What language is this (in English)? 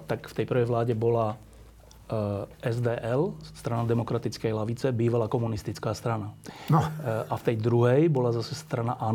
Slovak